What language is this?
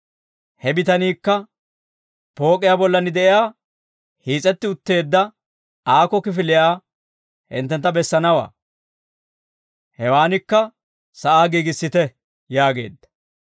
Dawro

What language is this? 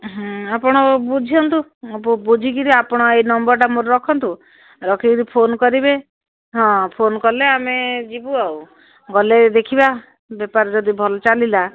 Odia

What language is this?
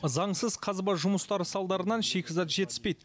Kazakh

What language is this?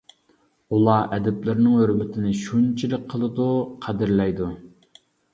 Uyghur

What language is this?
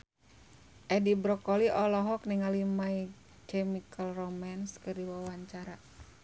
Sundanese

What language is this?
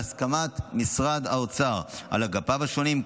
Hebrew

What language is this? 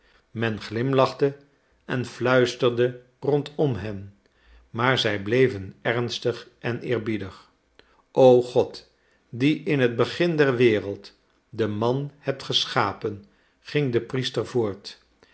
Dutch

